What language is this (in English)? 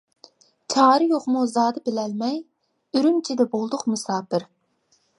Uyghur